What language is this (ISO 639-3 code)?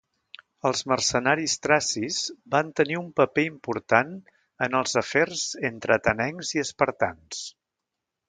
cat